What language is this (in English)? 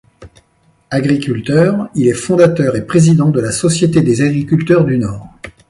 French